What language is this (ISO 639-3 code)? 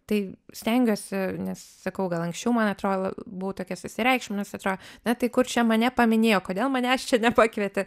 lit